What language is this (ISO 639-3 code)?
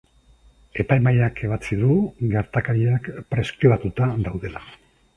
eus